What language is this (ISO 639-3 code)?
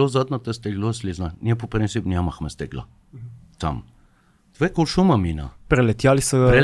bul